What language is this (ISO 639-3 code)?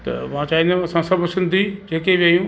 snd